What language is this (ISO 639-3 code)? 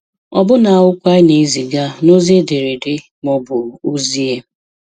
ibo